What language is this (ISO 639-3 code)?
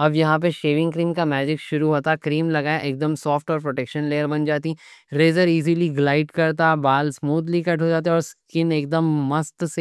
dcc